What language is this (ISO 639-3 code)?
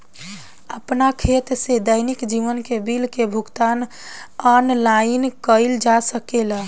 bho